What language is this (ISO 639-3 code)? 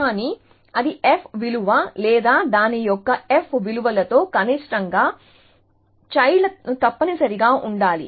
tel